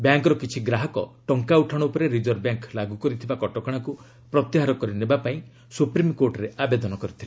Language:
Odia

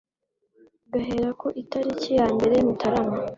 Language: Kinyarwanda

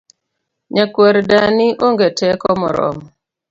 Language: Luo (Kenya and Tanzania)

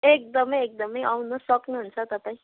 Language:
Nepali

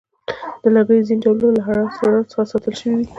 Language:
Pashto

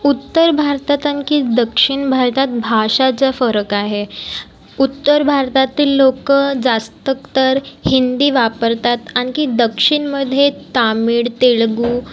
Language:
Marathi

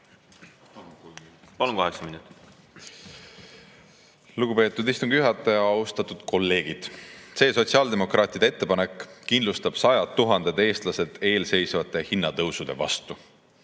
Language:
Estonian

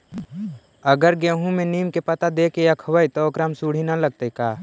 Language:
Magahi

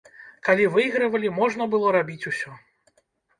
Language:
Belarusian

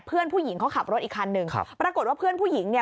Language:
Thai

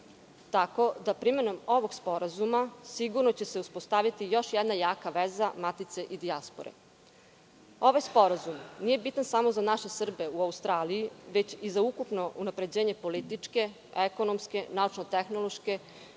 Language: Serbian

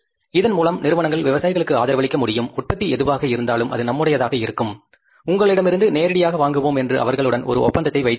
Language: Tamil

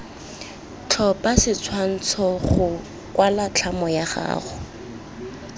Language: Tswana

